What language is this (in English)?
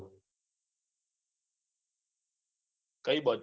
Gujarati